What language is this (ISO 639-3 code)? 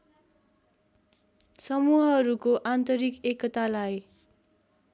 nep